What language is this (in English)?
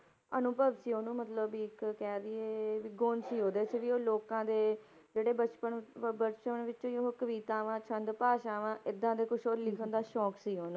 Punjabi